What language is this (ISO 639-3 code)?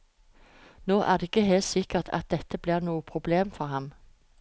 nor